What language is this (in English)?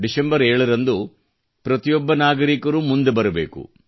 Kannada